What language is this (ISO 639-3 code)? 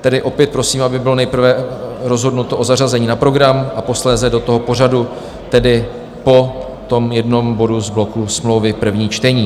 ces